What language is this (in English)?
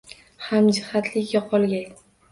Uzbek